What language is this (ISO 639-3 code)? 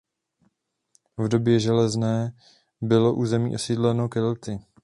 ces